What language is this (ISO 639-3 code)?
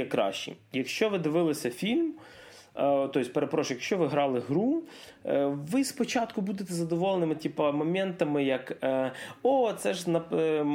ukr